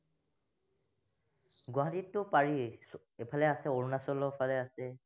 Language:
Assamese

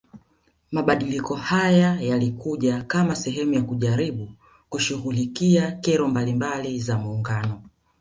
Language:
Swahili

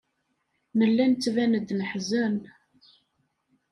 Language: Kabyle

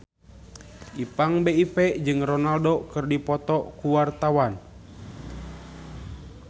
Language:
Sundanese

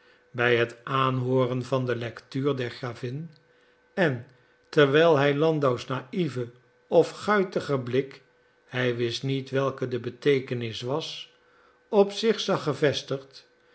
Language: Dutch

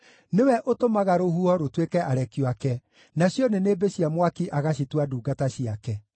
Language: Kikuyu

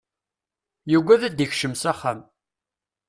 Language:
Kabyle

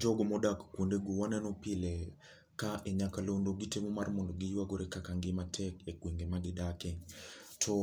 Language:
Luo (Kenya and Tanzania)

